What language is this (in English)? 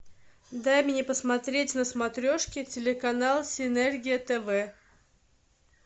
Russian